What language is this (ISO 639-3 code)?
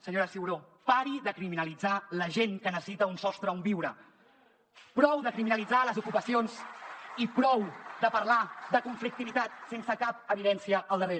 cat